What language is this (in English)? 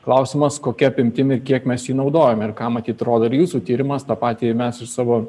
Lithuanian